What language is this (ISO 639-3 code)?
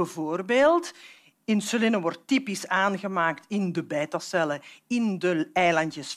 nld